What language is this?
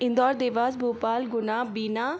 Hindi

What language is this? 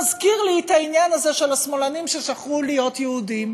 Hebrew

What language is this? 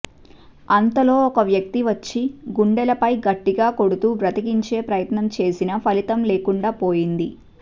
Telugu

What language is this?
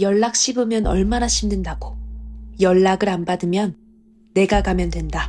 Korean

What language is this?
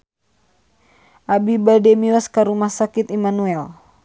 Sundanese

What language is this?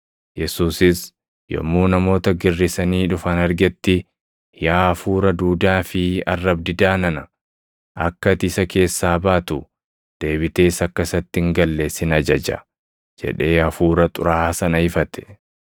Oromo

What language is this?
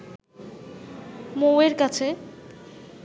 Bangla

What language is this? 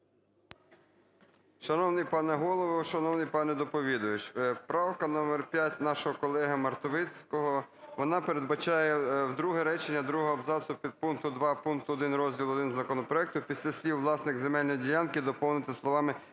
Ukrainian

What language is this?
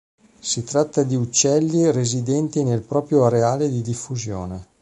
Italian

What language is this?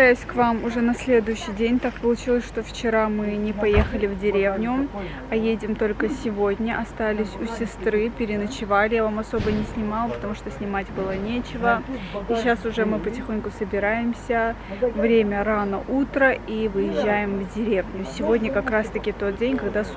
Russian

